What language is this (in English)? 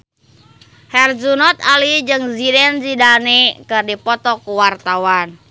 Sundanese